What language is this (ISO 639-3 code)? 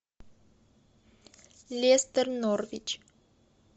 rus